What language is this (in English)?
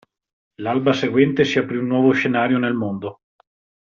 Italian